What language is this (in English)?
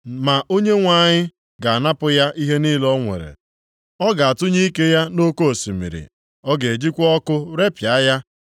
Igbo